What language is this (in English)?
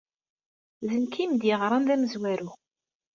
Kabyle